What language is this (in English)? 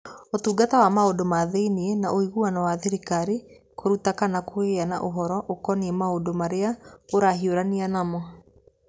Kikuyu